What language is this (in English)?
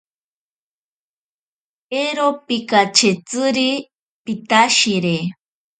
Ashéninka Perené